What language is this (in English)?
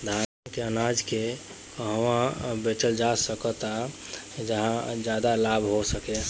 Bhojpuri